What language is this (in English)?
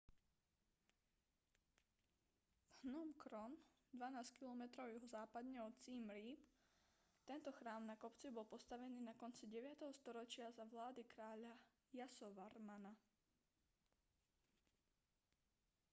Slovak